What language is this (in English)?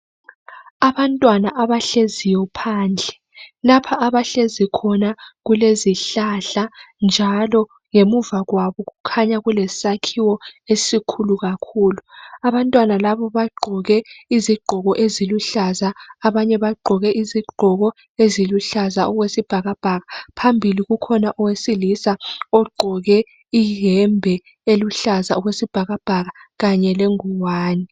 North Ndebele